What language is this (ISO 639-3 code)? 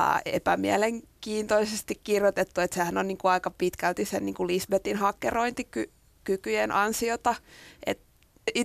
fin